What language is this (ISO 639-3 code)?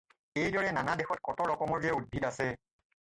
asm